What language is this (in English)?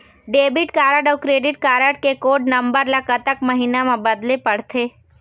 Chhattisgarhi